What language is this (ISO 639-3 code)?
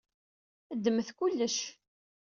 kab